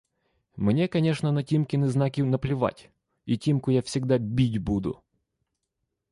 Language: Russian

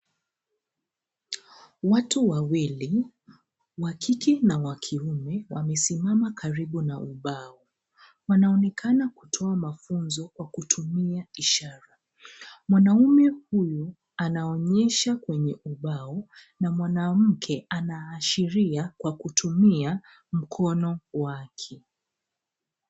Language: Swahili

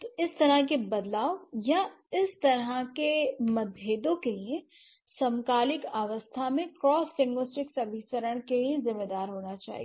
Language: Hindi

